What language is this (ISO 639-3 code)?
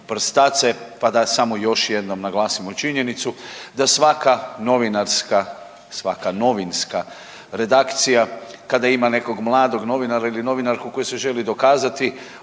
hrv